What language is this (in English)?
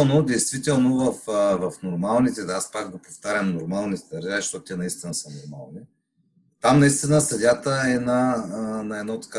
Bulgarian